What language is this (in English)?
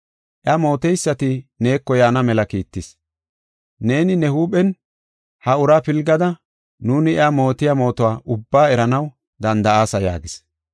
Gofa